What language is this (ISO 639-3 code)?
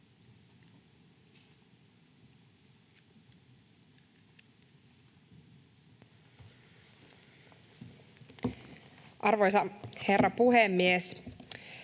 fin